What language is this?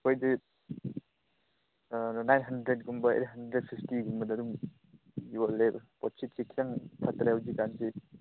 Manipuri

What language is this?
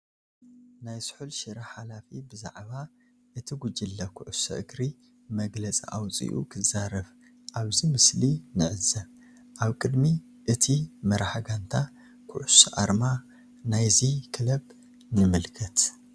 Tigrinya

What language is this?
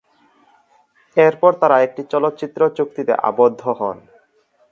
Bangla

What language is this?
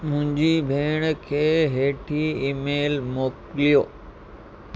Sindhi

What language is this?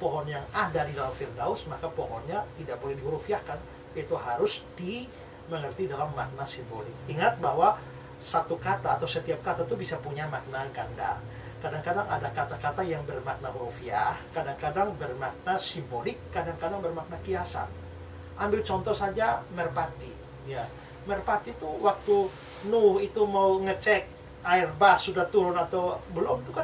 Indonesian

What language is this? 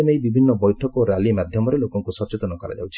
Odia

